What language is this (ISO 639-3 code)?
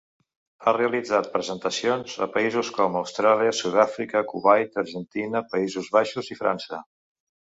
cat